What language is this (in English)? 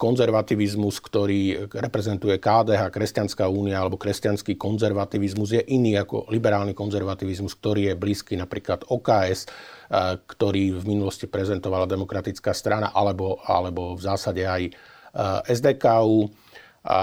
Slovak